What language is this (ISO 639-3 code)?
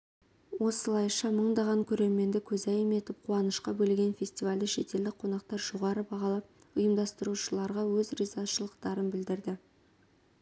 kaz